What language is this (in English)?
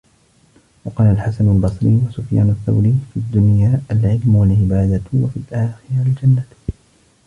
Arabic